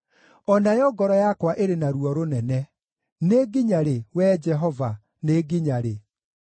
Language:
Kikuyu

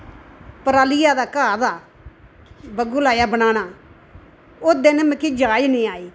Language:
Dogri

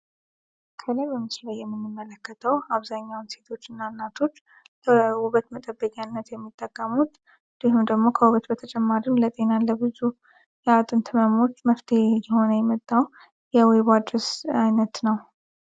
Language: Amharic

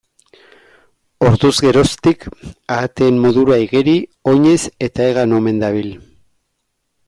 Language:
Basque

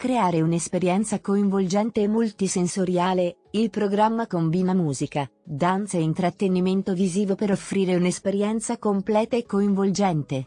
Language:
Italian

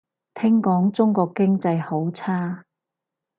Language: Cantonese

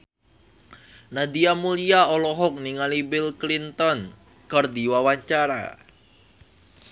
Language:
Sundanese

